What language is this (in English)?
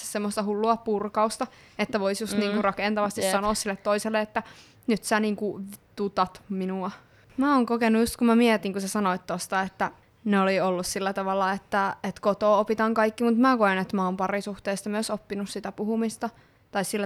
Finnish